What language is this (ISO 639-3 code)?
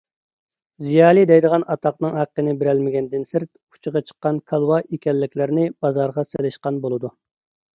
uig